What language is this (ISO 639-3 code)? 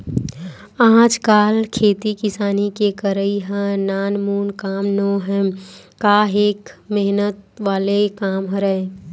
hne